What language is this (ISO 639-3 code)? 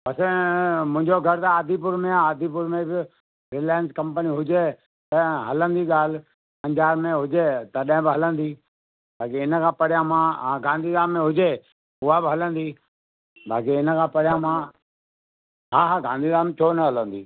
snd